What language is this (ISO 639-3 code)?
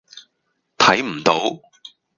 yue